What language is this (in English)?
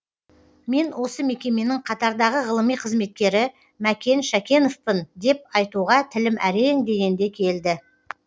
Kazakh